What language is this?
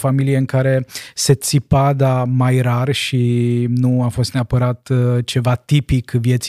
Romanian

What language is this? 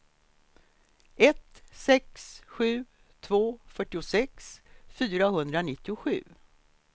Swedish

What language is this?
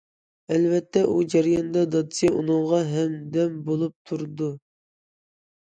Uyghur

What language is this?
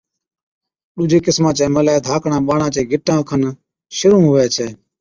Od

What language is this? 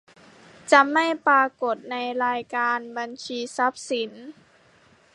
Thai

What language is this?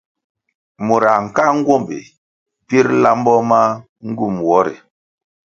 Kwasio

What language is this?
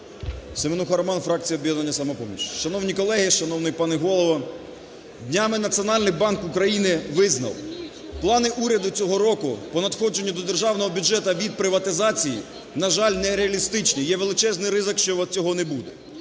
Ukrainian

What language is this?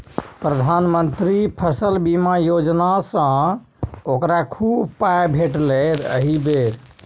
Maithili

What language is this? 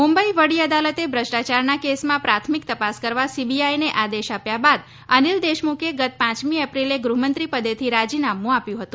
Gujarati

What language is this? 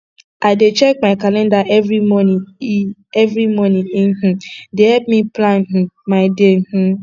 Nigerian Pidgin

